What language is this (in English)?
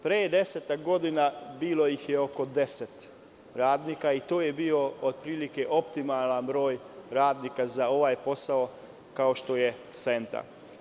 Serbian